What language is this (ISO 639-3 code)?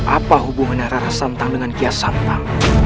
ind